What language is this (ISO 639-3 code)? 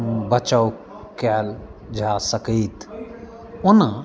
mai